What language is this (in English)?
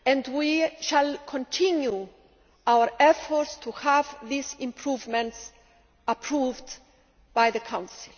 English